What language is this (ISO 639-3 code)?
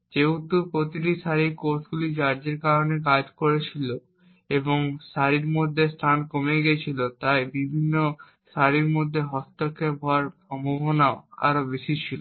ben